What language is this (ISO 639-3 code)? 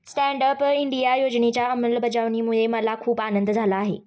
mar